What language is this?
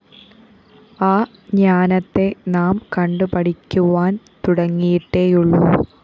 Malayalam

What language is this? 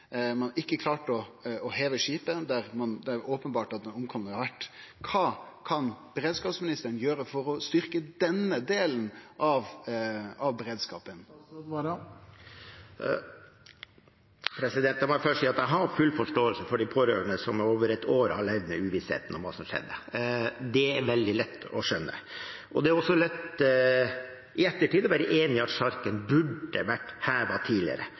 Norwegian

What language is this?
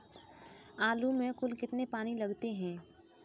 Hindi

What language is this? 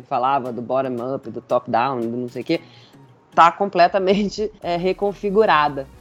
Portuguese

